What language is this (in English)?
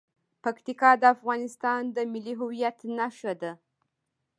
Pashto